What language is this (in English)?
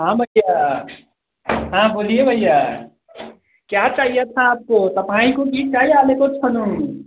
Nepali